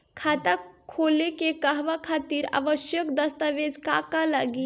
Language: Bhojpuri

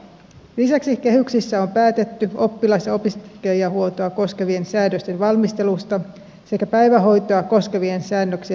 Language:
Finnish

